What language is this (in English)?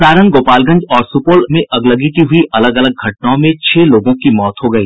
Hindi